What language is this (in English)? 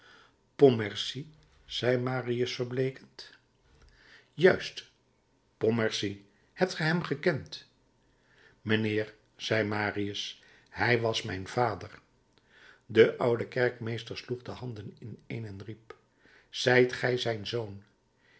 Dutch